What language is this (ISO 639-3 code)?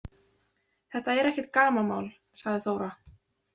isl